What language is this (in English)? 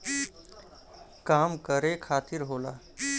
Bhojpuri